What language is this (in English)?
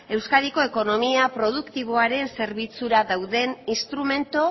Basque